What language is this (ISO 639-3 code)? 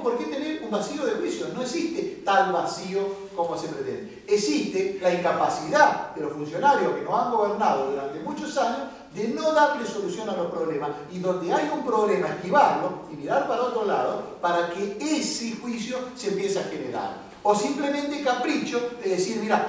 spa